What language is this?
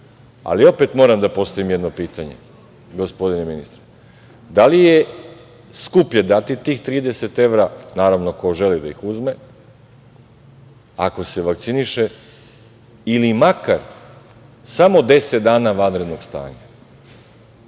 Serbian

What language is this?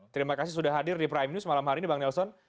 Indonesian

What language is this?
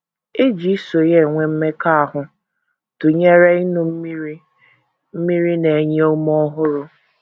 Igbo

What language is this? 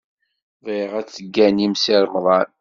Kabyle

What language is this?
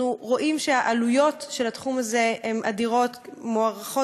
Hebrew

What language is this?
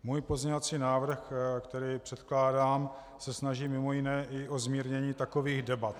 Czech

